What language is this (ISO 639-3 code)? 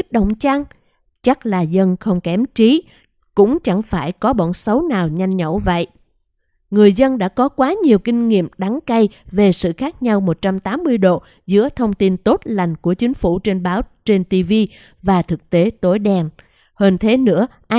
vie